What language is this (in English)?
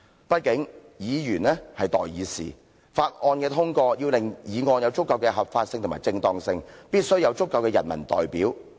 Cantonese